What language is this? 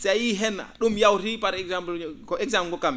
Fula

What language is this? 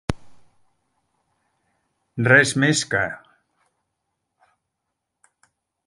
Catalan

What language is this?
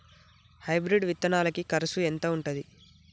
Telugu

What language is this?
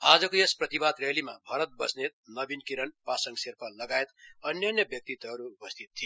Nepali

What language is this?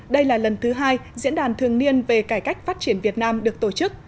Vietnamese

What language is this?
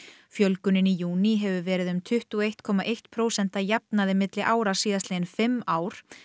Icelandic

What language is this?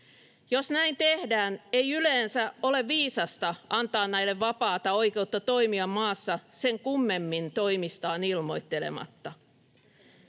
Finnish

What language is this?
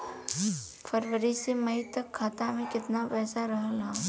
Bhojpuri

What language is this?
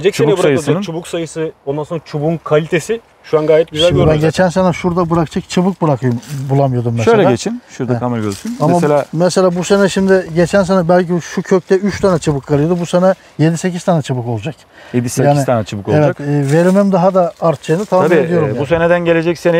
Turkish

